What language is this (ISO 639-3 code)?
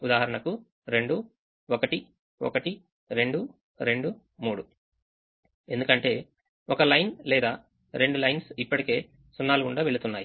tel